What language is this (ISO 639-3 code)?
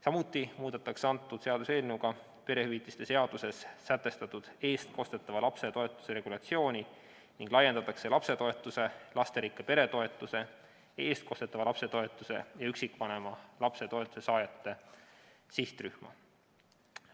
est